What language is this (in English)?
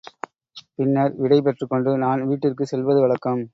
Tamil